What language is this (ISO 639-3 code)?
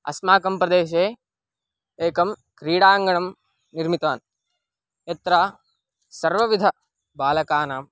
san